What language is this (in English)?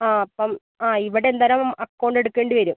Malayalam